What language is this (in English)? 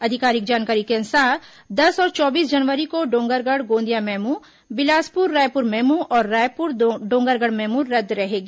Hindi